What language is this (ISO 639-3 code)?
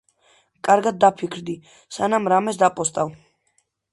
kat